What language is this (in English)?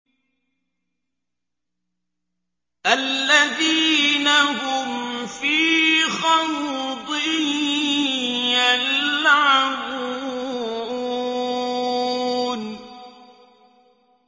Arabic